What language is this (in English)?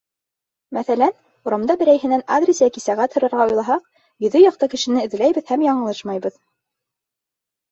Bashkir